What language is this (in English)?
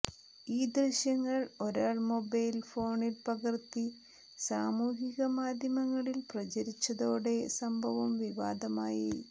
Malayalam